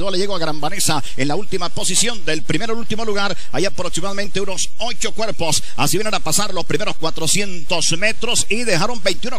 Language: Spanish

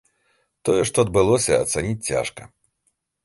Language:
Belarusian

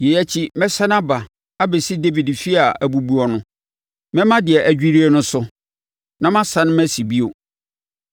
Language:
Akan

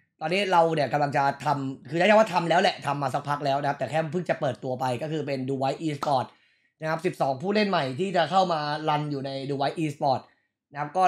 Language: Thai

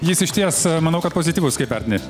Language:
Lithuanian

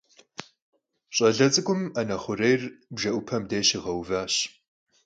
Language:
Kabardian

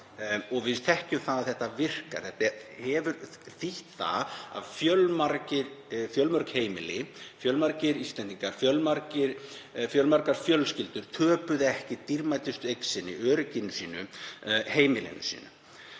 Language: Icelandic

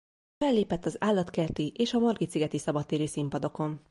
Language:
Hungarian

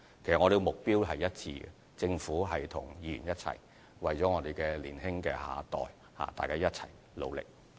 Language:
Cantonese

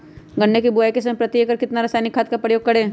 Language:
Magahi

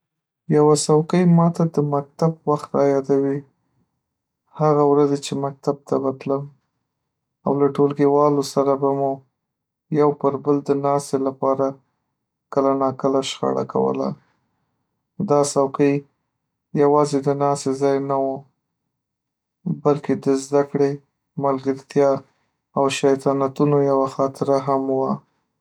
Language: Pashto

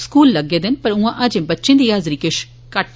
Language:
Dogri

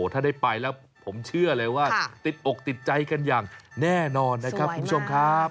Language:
Thai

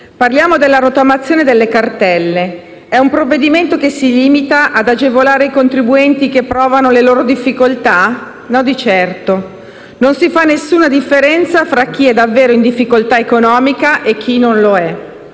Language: Italian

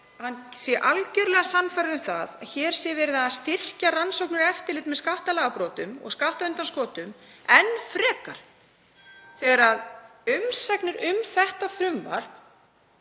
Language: Icelandic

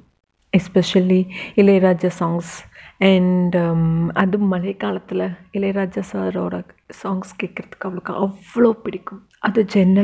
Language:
Tamil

